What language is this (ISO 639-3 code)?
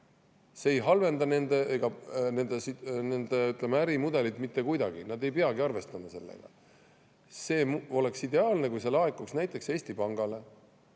est